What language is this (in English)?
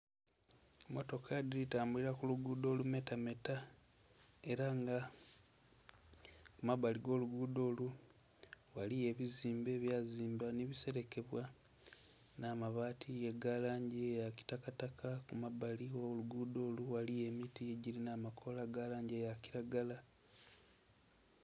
Soga